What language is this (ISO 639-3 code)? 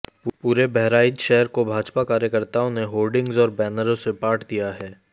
hin